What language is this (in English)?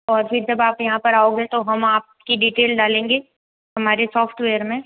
Hindi